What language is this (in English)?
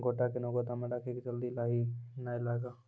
Maithili